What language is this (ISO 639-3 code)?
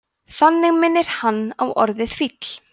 isl